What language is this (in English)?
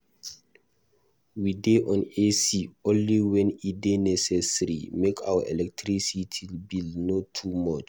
Nigerian Pidgin